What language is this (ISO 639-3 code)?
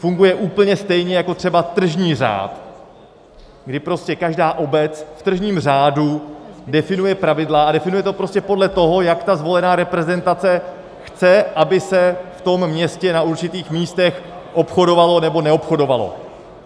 ces